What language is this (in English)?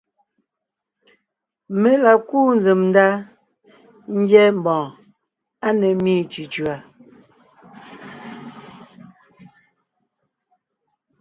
Ngiemboon